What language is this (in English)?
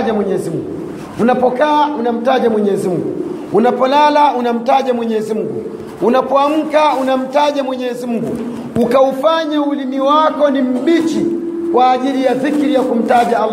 Swahili